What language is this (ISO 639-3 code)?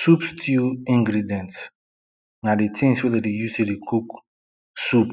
pcm